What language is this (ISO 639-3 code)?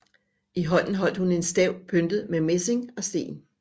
dan